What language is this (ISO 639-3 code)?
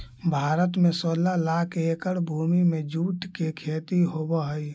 mag